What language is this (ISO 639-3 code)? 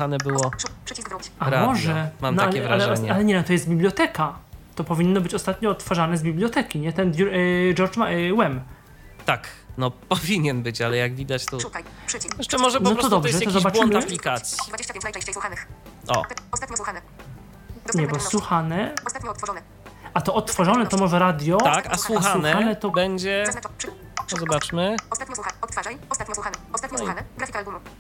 pol